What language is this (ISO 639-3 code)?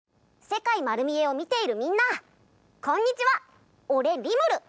jpn